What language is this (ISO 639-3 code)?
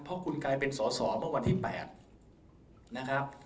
tha